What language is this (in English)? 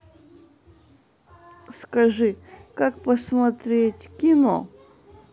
Russian